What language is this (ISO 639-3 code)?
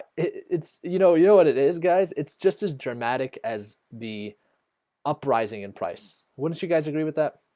eng